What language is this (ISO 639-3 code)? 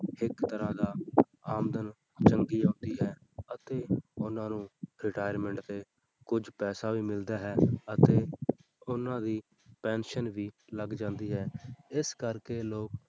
pan